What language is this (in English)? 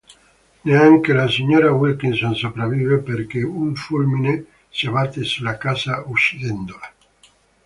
Italian